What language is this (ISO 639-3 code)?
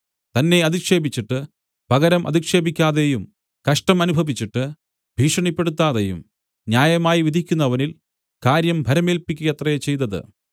mal